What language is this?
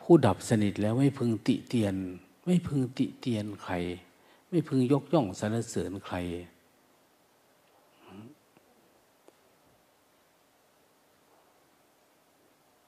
Thai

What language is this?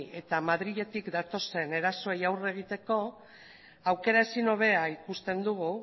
Basque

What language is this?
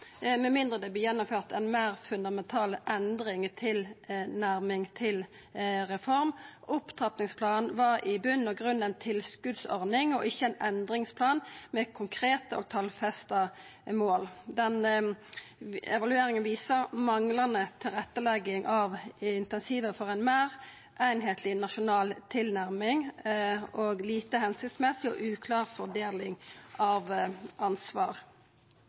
Norwegian Nynorsk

